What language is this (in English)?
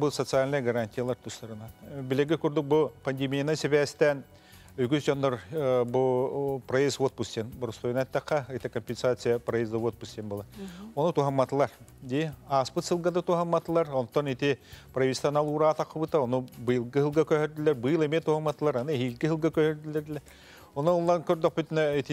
Turkish